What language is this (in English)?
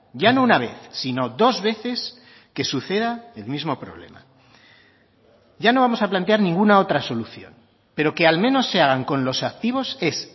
Spanish